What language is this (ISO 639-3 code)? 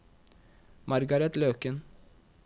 nor